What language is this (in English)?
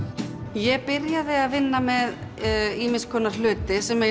Icelandic